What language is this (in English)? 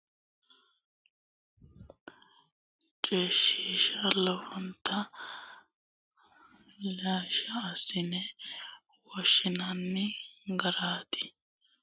Sidamo